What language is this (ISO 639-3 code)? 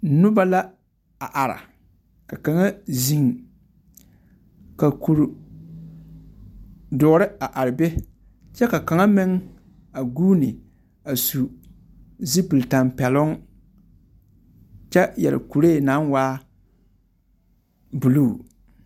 dga